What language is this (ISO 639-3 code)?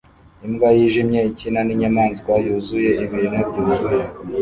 kin